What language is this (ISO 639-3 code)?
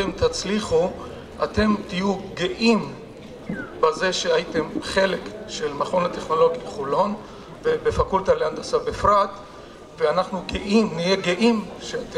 heb